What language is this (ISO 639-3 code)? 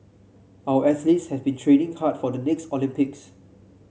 eng